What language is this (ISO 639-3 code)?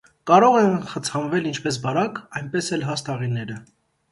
hye